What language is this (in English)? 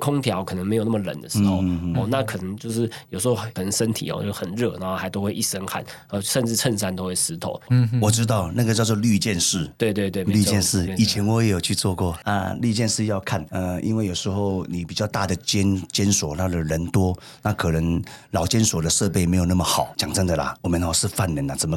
Chinese